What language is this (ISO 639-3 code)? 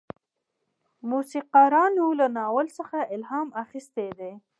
pus